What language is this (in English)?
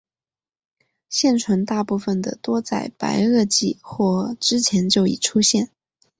Chinese